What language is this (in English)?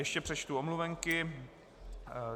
Czech